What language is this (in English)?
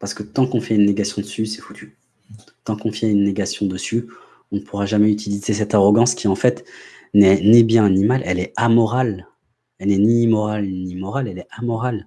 French